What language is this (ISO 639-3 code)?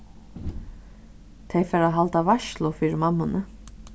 fao